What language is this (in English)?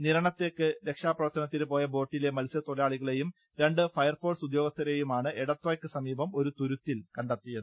Malayalam